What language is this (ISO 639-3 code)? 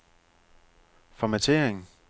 dan